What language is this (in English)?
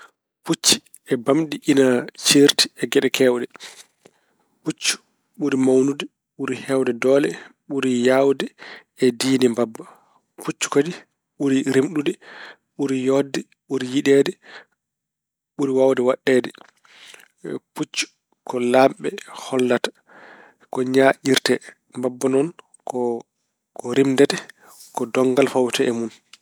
Fula